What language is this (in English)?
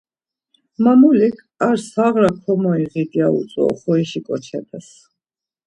Laz